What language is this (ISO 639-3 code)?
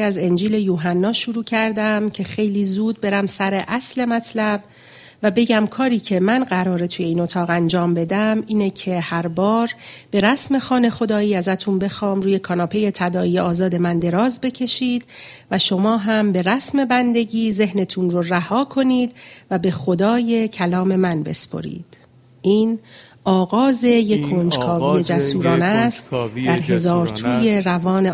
fas